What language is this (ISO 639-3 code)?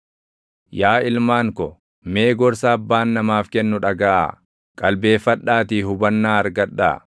orm